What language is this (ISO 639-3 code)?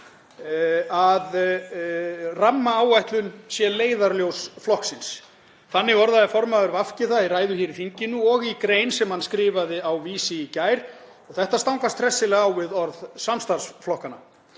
isl